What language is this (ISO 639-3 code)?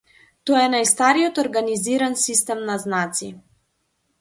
mkd